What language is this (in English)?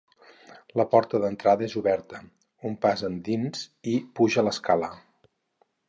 Catalan